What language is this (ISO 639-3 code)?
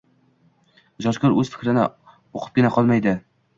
uzb